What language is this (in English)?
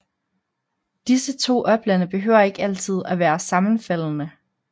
Danish